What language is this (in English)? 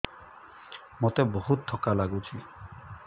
Odia